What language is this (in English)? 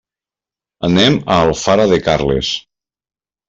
Catalan